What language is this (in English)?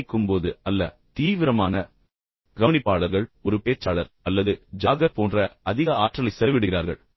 Tamil